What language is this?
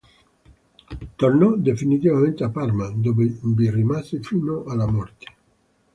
Italian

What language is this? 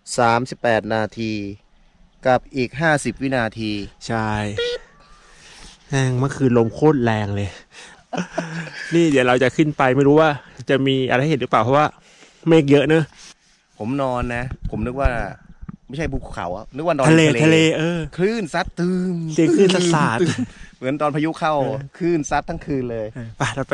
Thai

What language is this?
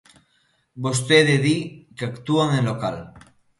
Galician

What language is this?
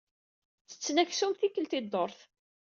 Kabyle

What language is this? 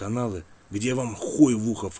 Russian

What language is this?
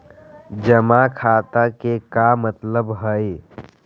Magahi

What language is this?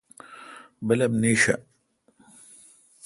Kalkoti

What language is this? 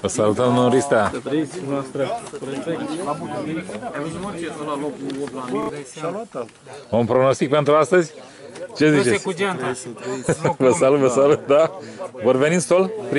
Romanian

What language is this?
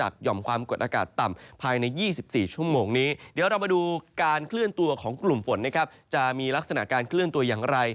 Thai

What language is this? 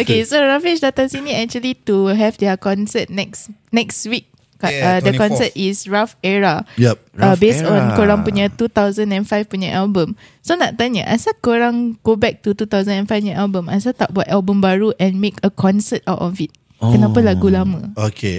Malay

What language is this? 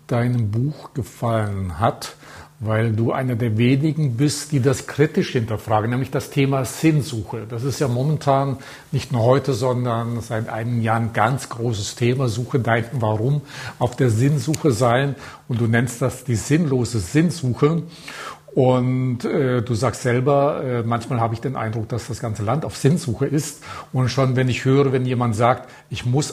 German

